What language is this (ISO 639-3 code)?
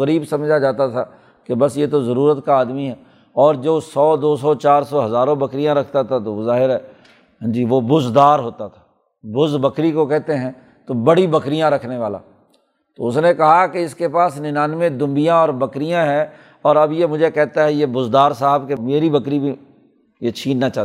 urd